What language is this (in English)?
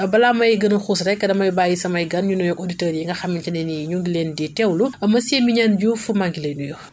Wolof